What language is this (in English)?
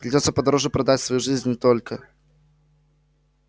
Russian